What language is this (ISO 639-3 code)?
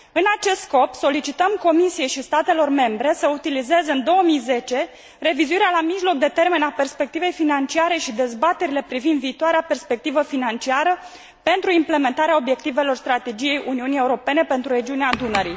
ron